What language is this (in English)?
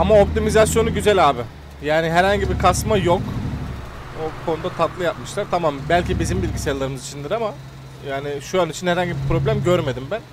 Turkish